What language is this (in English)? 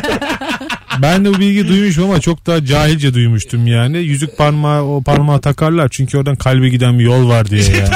Turkish